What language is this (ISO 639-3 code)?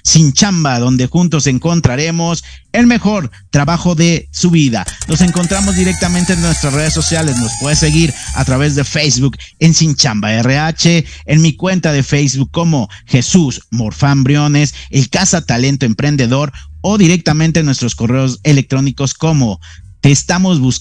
spa